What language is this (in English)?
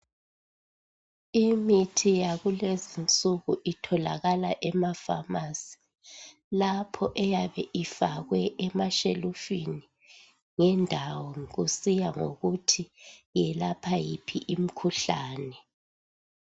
North Ndebele